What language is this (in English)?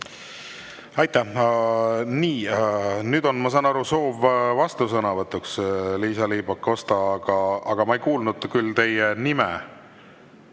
Estonian